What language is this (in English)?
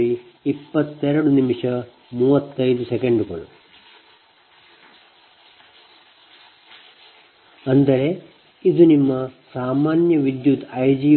Kannada